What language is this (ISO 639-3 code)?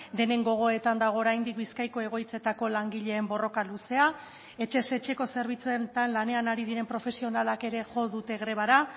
eus